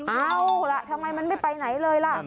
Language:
Thai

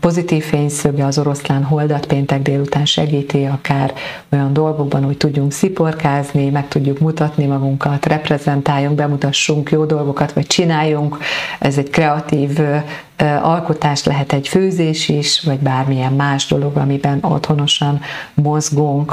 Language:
Hungarian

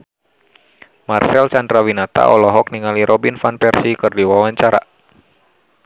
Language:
Sundanese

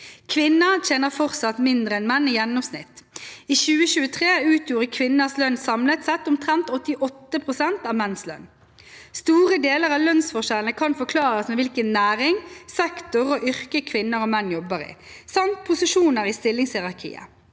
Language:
Norwegian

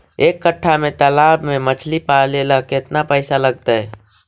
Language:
Magahi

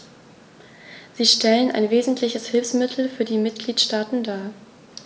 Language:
German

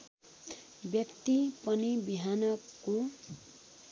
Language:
Nepali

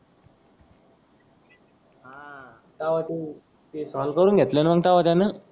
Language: Marathi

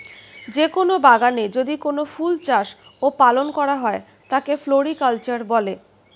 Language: Bangla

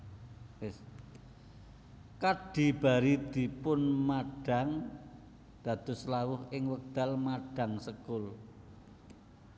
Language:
Javanese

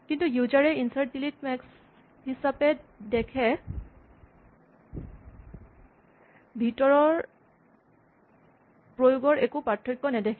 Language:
Assamese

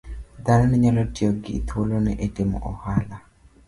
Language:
Luo (Kenya and Tanzania)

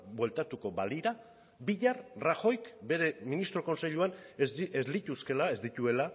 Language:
Basque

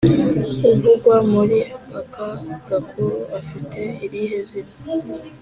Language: Kinyarwanda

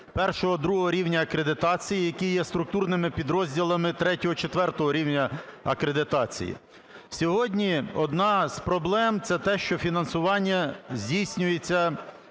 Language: Ukrainian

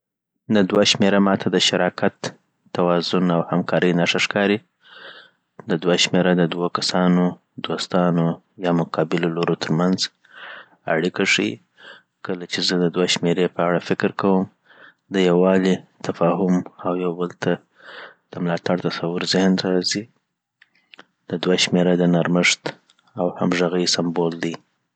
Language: Southern Pashto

